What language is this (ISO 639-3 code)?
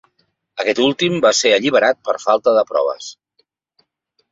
cat